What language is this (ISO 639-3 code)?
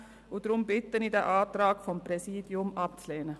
gsw